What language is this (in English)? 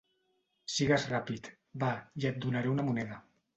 Catalan